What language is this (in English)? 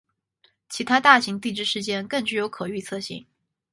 Chinese